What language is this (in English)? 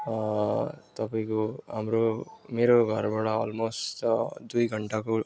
Nepali